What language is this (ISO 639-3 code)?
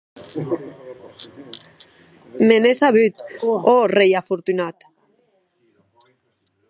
oci